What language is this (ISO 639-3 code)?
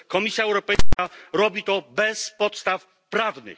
pol